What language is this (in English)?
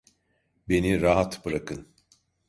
Turkish